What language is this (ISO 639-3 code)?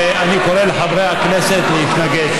heb